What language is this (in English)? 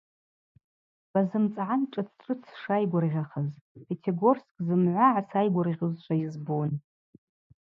Abaza